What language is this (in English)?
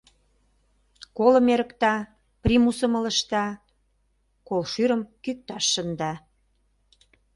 Mari